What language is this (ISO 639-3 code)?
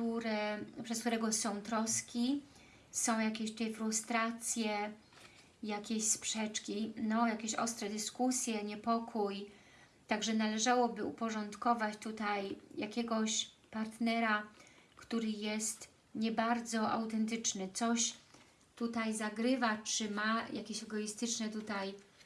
pol